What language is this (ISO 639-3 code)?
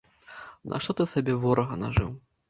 bel